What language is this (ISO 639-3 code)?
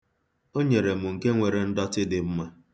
ibo